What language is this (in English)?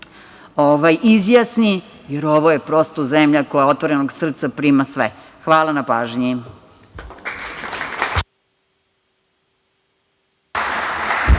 Serbian